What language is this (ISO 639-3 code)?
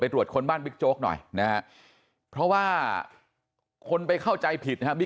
tha